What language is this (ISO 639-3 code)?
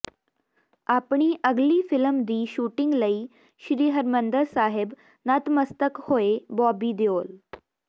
pan